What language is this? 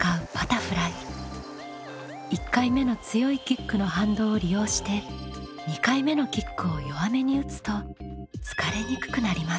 Japanese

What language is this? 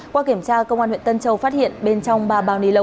Vietnamese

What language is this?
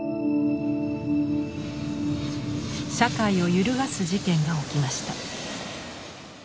Japanese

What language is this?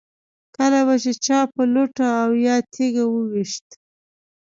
Pashto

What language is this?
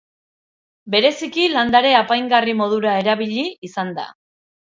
Basque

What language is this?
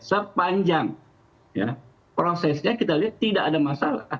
Indonesian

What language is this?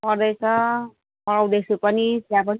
Nepali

